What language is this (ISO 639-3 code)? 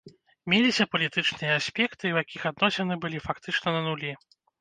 bel